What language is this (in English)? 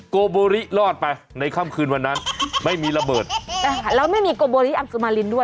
Thai